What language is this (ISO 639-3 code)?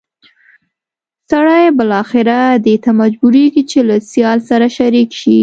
pus